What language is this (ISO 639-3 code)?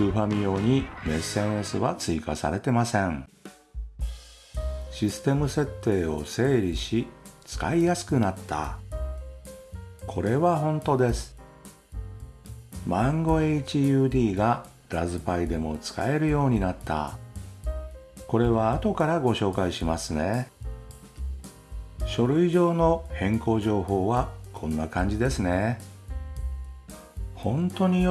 jpn